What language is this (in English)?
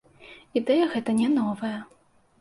Belarusian